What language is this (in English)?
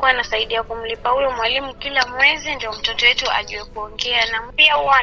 Swahili